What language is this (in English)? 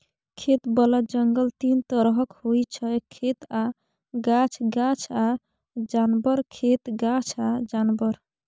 Maithili